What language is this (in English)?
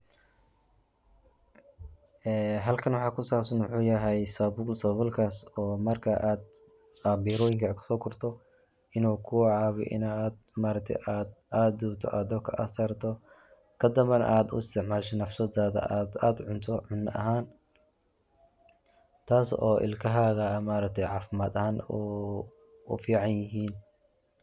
Somali